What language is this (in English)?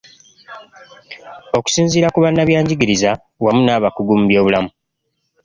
Ganda